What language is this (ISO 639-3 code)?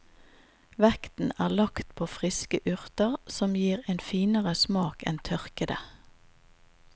nor